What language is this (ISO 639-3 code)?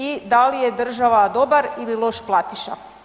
hrv